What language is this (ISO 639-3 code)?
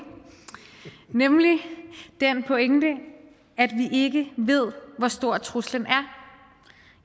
dan